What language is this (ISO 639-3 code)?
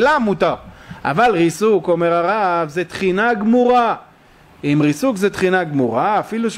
heb